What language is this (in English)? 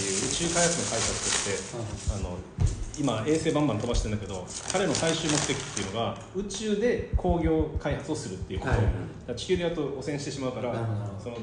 Japanese